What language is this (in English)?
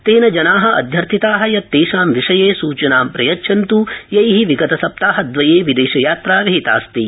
Sanskrit